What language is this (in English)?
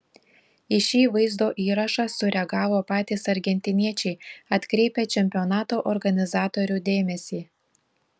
Lithuanian